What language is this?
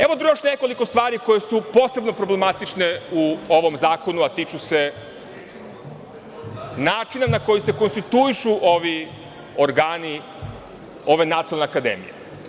Serbian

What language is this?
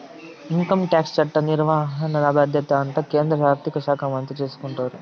Telugu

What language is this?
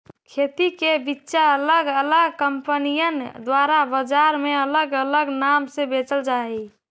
Magahi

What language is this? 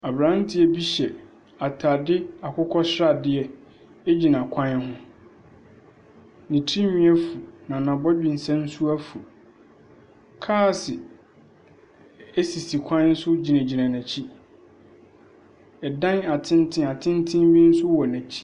Akan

